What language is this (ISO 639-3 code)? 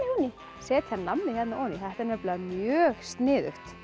isl